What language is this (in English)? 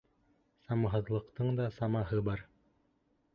Bashkir